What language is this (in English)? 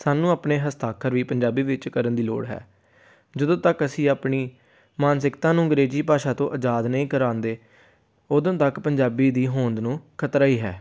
Punjabi